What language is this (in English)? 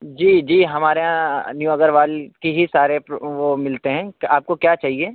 Urdu